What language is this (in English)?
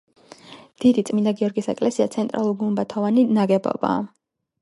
Georgian